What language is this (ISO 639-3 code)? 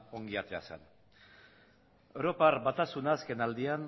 eus